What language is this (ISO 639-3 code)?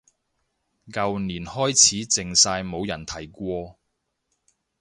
yue